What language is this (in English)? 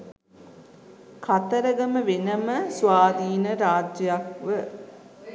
Sinhala